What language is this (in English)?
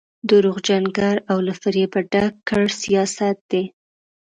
Pashto